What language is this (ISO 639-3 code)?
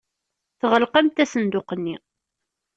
kab